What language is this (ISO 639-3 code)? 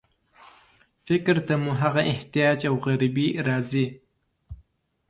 pus